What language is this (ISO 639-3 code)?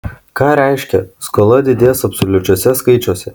lit